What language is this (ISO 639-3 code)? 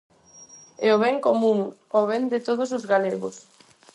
glg